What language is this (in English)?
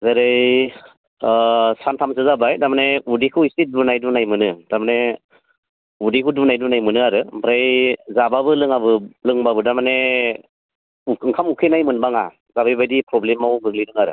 Bodo